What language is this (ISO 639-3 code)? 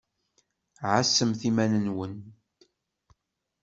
kab